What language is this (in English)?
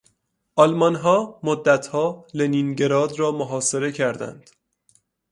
Persian